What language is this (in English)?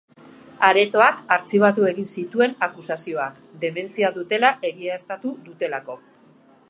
Basque